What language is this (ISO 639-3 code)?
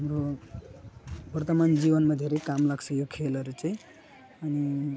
nep